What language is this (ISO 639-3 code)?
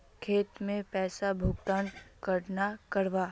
mag